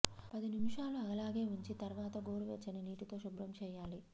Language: Telugu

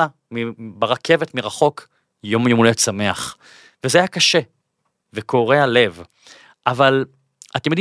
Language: Hebrew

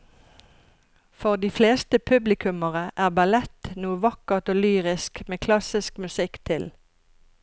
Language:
Norwegian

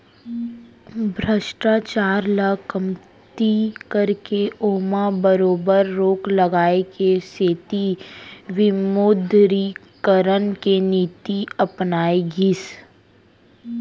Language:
Chhattisgarhi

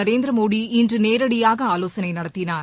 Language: Tamil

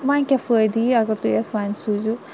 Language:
Kashmiri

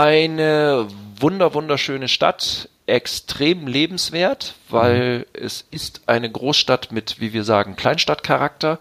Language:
German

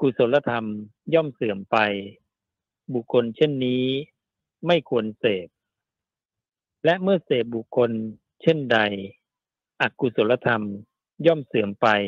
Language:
Thai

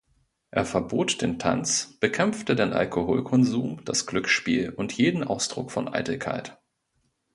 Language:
German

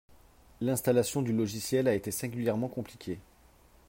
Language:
French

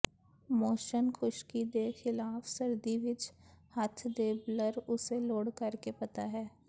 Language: Punjabi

